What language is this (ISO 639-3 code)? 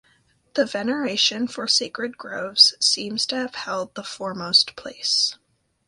eng